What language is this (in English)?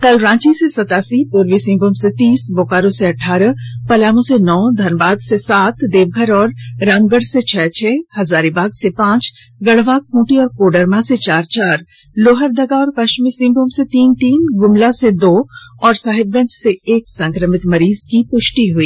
Hindi